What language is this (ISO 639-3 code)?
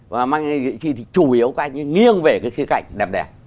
vie